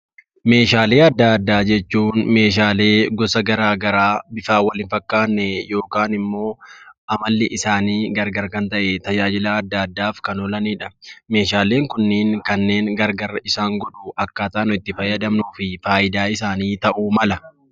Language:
Oromo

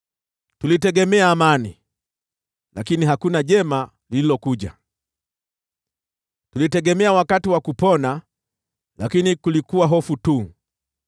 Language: Swahili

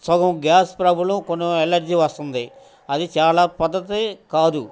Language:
Telugu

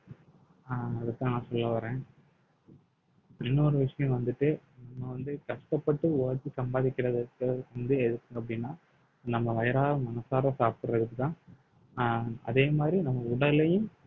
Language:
Tamil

